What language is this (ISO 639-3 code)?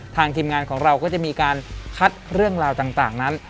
tha